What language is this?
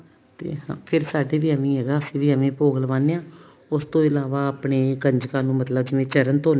Punjabi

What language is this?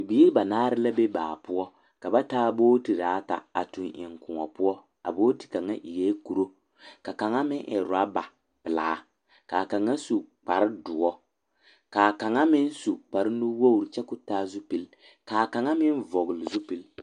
Southern Dagaare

